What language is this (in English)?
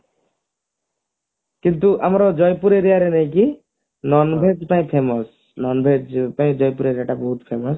Odia